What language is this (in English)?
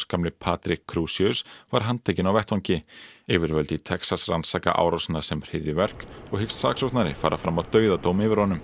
Icelandic